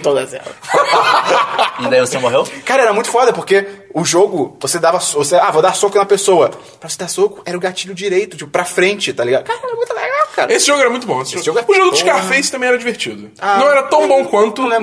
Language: Portuguese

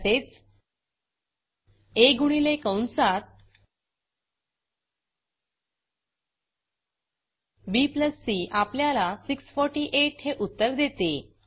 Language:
Marathi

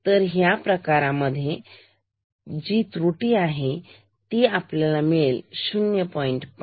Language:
Marathi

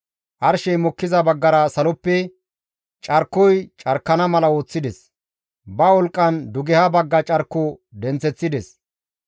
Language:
Gamo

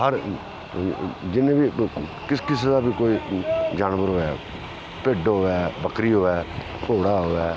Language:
Dogri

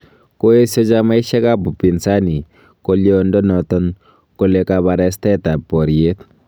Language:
Kalenjin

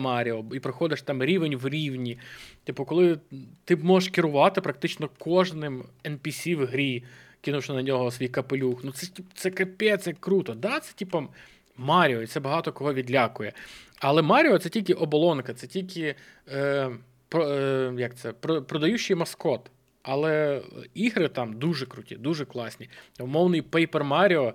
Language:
Ukrainian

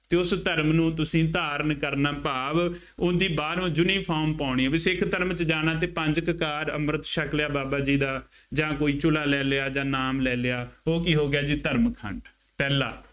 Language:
Punjabi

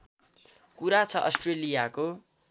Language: Nepali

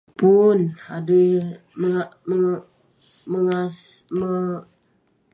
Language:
Western Penan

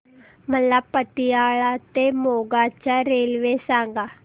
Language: Marathi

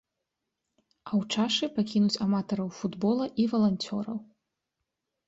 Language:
Belarusian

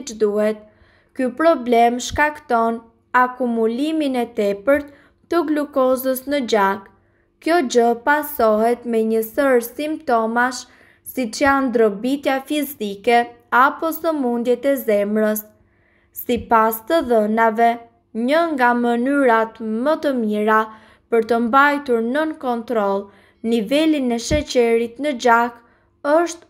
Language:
Romanian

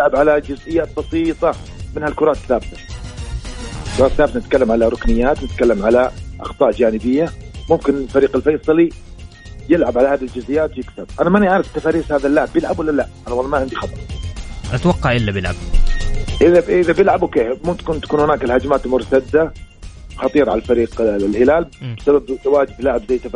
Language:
Arabic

